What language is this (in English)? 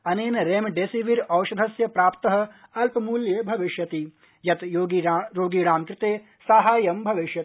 Sanskrit